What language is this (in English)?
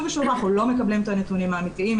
Hebrew